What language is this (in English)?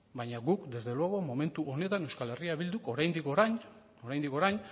Basque